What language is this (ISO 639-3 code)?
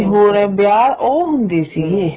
pan